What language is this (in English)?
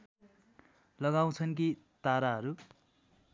Nepali